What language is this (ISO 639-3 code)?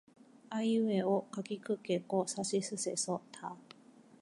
jpn